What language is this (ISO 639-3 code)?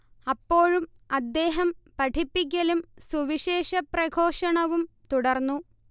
mal